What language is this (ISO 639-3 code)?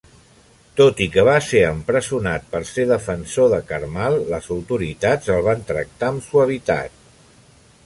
cat